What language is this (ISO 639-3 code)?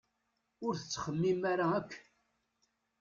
kab